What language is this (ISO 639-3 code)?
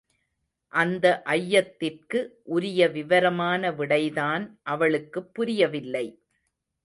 tam